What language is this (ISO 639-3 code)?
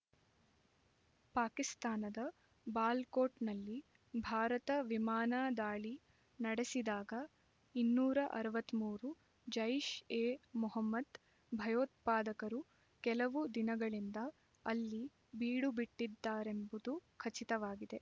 kan